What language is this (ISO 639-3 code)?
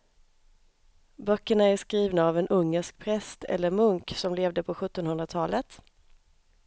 swe